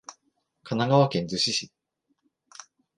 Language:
Japanese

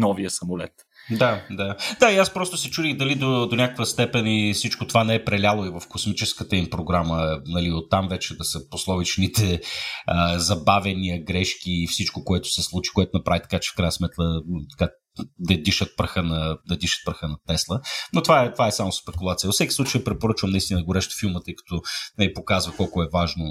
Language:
Bulgarian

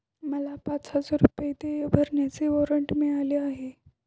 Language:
Marathi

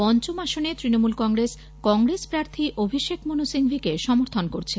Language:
Bangla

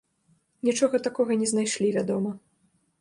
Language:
Belarusian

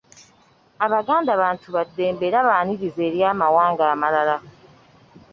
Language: Ganda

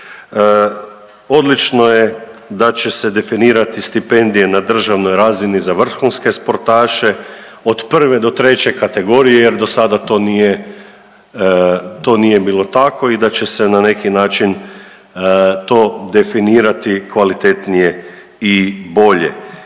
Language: Croatian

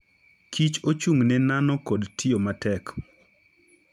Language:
Luo (Kenya and Tanzania)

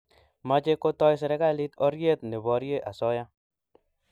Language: Kalenjin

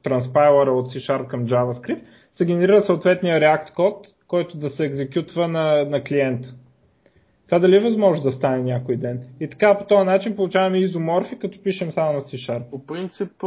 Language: Bulgarian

